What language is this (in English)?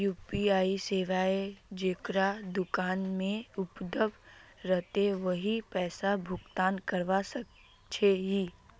Magahi